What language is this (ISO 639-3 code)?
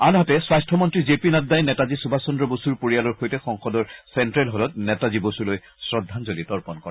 asm